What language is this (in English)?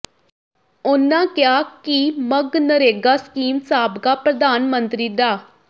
Punjabi